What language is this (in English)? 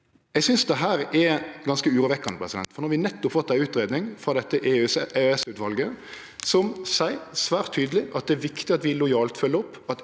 Norwegian